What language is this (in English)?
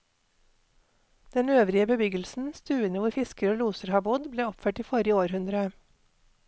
Norwegian